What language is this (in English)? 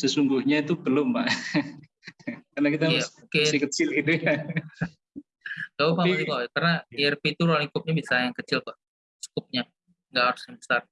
Indonesian